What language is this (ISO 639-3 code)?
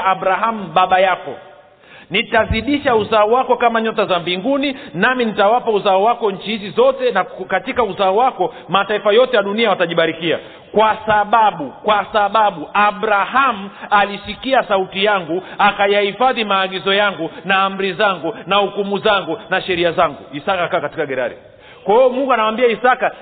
swa